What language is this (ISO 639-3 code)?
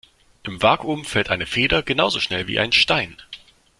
deu